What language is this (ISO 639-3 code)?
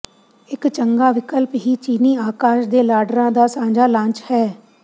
pan